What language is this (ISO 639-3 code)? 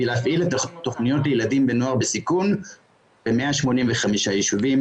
heb